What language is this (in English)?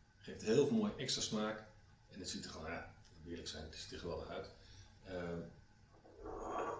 Dutch